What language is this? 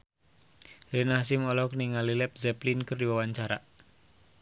Sundanese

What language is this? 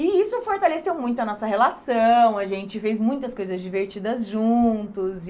Portuguese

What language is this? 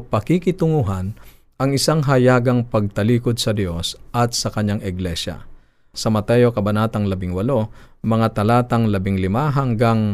Filipino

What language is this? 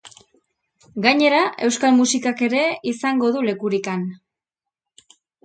Basque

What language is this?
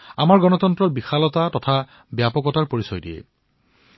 Assamese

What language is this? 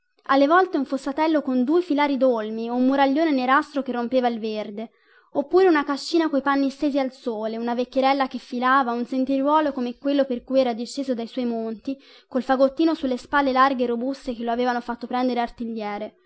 Italian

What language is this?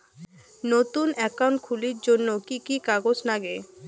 Bangla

